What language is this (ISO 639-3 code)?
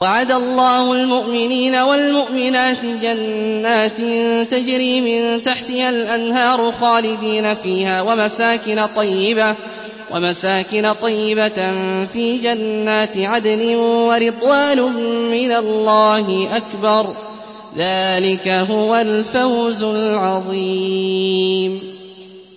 ara